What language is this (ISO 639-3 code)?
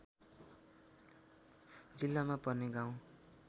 nep